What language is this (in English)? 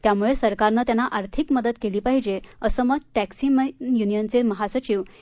Marathi